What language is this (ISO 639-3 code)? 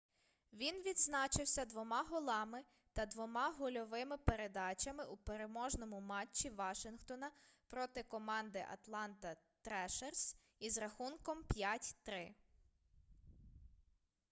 ukr